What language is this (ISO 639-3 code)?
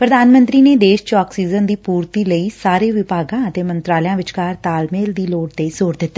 pan